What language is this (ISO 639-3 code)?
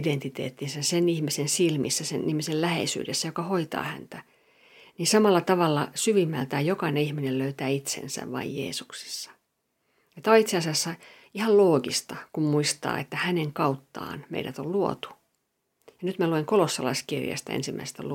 fin